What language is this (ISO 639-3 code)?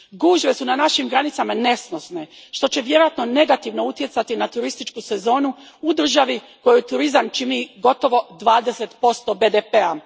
hrv